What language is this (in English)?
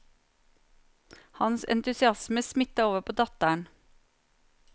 Norwegian